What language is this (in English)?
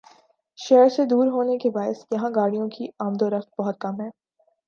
Urdu